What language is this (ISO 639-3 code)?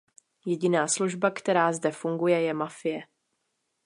ces